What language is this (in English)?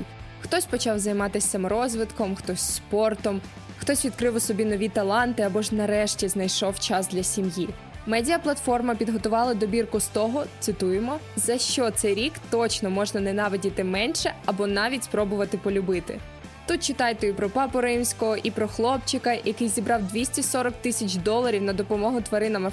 Ukrainian